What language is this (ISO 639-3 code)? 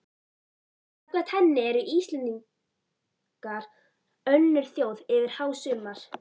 isl